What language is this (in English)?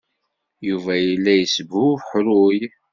Kabyle